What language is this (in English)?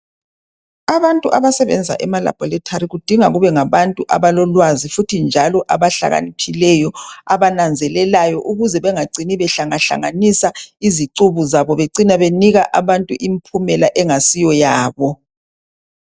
North Ndebele